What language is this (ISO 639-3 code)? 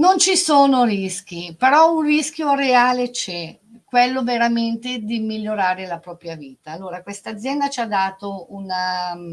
ita